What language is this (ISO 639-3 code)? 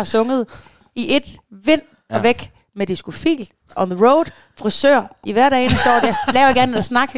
dan